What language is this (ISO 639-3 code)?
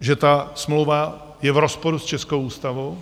ces